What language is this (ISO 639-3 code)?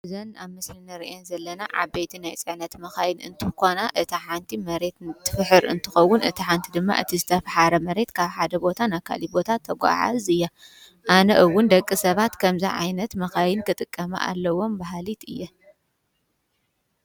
tir